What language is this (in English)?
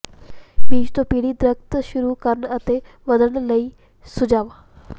Punjabi